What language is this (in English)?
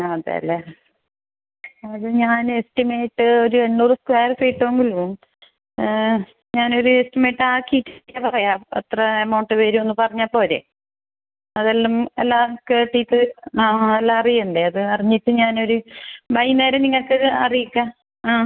Malayalam